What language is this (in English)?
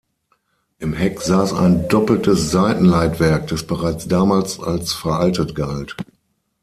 German